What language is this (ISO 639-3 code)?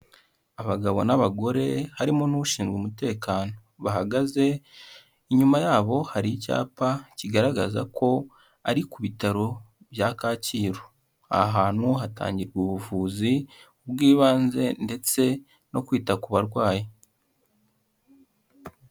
kin